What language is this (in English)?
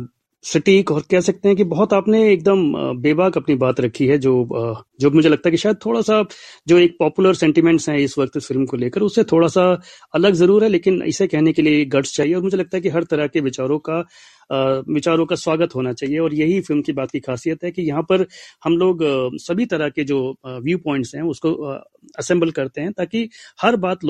Hindi